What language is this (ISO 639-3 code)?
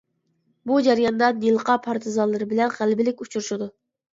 uig